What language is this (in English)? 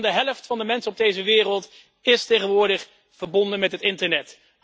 Dutch